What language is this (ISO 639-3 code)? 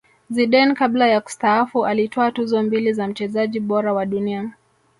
swa